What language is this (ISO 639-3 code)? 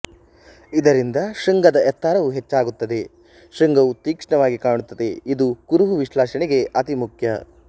kan